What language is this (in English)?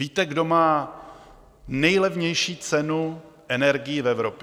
Czech